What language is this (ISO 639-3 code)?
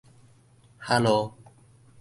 nan